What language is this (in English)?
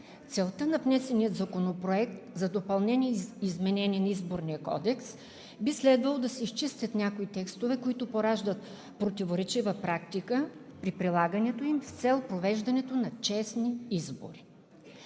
Bulgarian